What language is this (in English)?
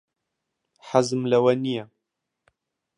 Central Kurdish